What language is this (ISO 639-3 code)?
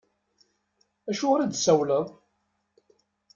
kab